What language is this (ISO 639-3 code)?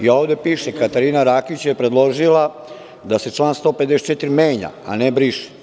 srp